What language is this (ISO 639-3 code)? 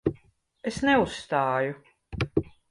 lav